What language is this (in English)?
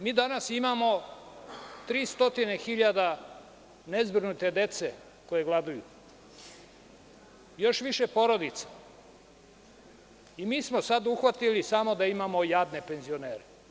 Serbian